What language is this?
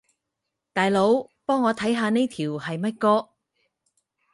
Cantonese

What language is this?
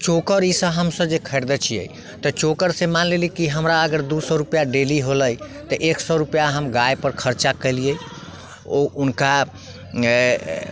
Maithili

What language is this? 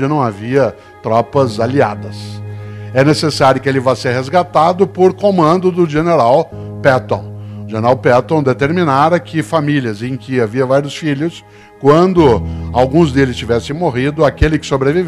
Portuguese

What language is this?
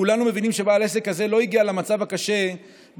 Hebrew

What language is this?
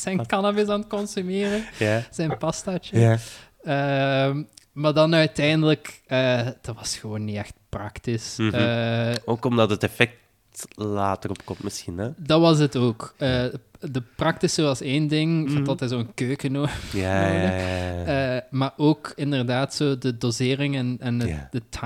Dutch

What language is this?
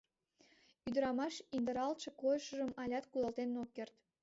Mari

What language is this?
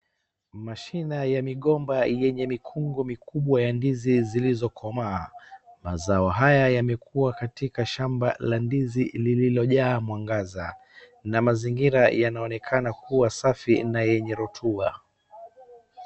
Swahili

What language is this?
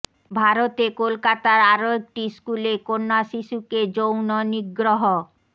Bangla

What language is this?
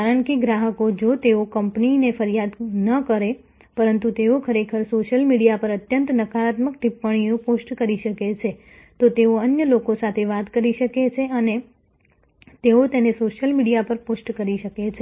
Gujarati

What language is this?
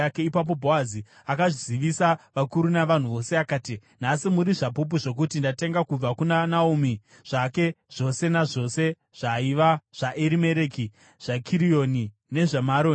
Shona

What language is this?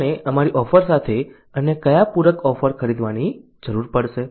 Gujarati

